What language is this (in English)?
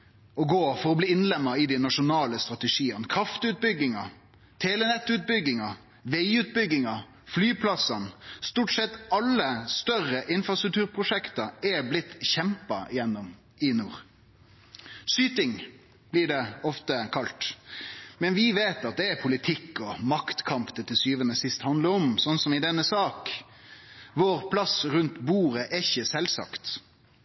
Norwegian Nynorsk